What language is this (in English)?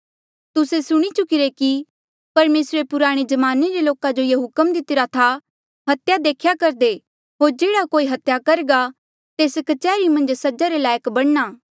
Mandeali